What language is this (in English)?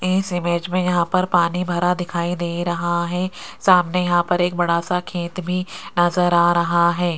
Hindi